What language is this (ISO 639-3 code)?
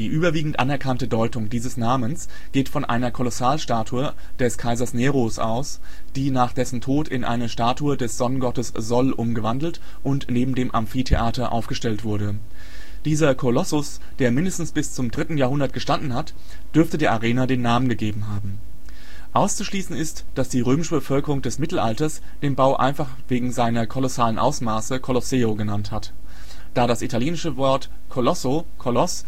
deu